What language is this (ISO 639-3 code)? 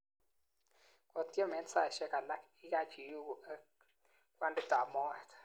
kln